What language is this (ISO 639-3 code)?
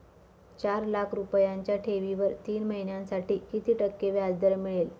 mar